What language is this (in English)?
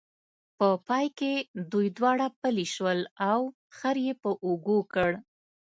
Pashto